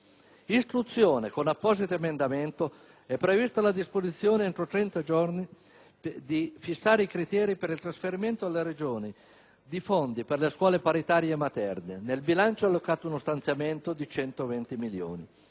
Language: Italian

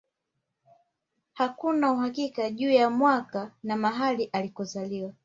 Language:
Swahili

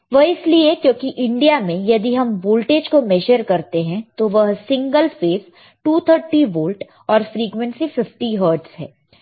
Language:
Hindi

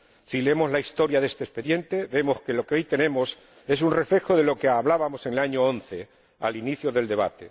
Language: Spanish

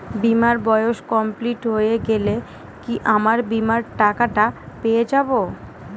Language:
Bangla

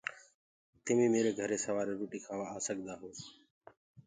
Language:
Gurgula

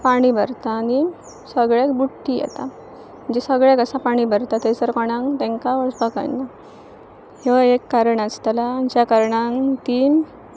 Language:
Konkani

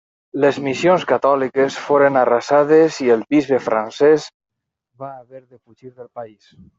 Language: Catalan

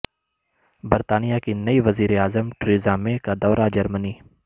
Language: Urdu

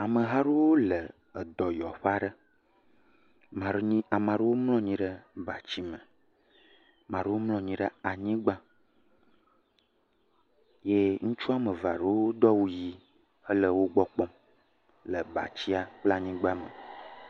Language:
Ewe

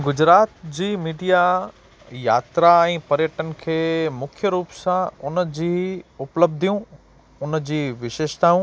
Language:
Sindhi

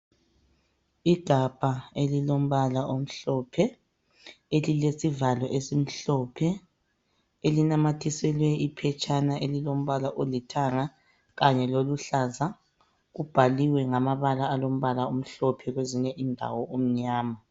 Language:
North Ndebele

